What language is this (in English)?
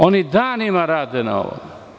Serbian